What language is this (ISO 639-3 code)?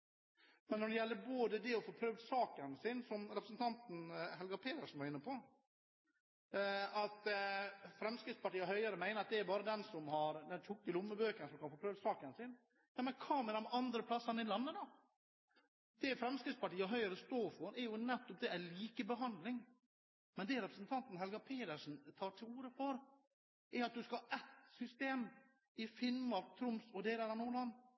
nob